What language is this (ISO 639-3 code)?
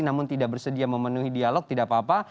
ind